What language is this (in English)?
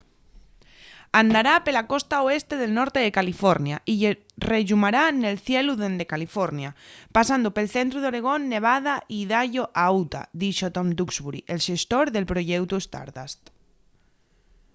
Asturian